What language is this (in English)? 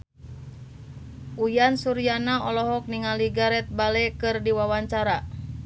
Sundanese